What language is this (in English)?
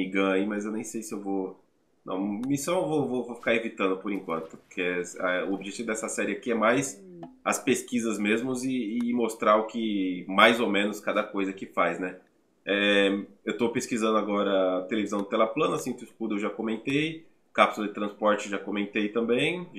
Portuguese